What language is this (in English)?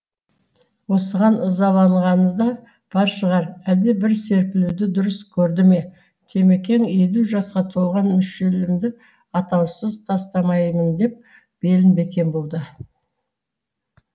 Kazakh